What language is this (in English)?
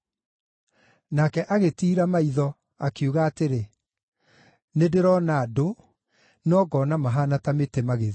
Kikuyu